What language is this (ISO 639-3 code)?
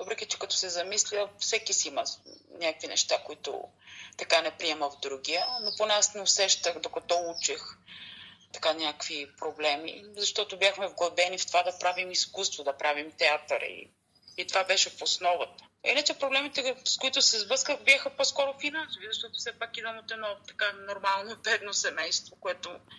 bul